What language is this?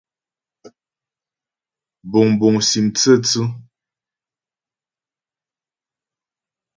Ghomala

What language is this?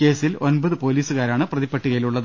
Malayalam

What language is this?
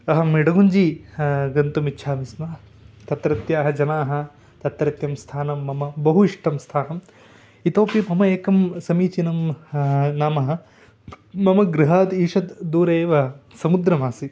Sanskrit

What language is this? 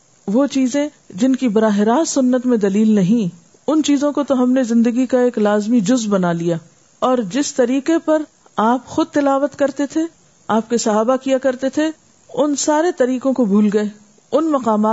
Urdu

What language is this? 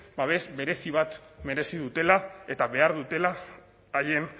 Basque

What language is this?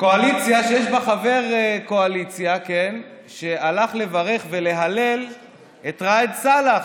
Hebrew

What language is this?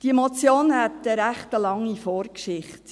Swiss German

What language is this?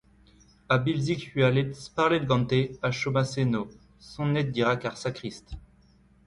Breton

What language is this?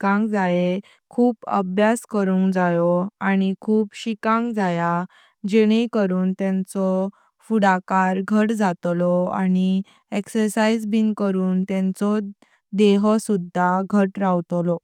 Konkani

